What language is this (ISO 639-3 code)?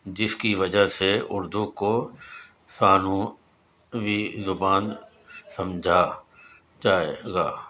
urd